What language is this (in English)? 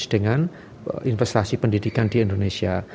Indonesian